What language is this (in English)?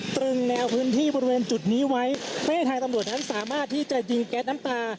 Thai